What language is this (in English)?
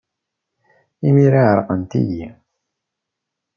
Kabyle